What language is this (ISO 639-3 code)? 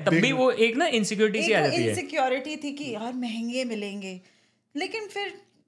hin